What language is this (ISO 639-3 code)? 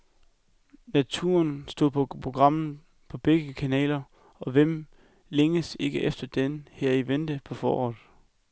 dan